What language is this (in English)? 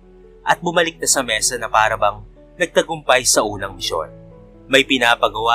Filipino